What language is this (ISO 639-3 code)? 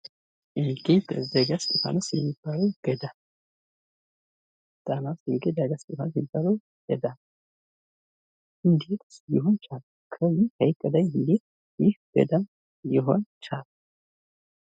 amh